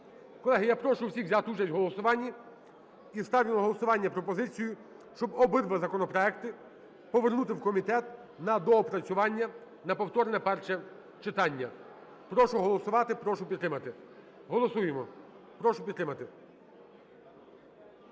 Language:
Ukrainian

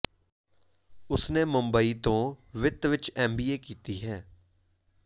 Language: Punjabi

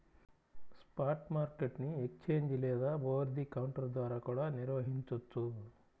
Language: Telugu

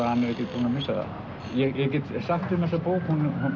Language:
Icelandic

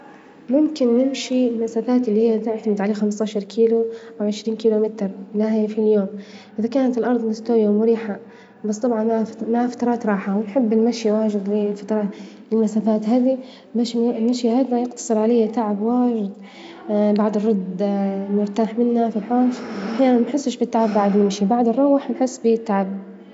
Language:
Libyan Arabic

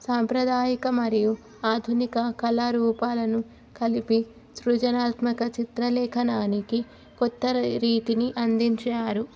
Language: Telugu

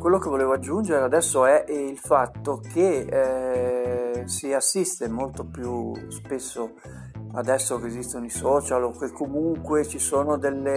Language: Italian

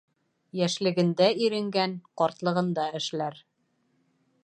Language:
Bashkir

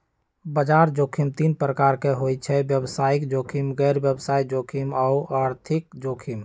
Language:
Magahi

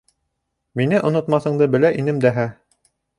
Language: Bashkir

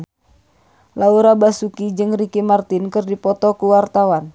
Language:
Sundanese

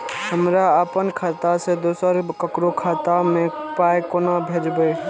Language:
Maithili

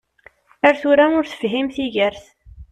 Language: Kabyle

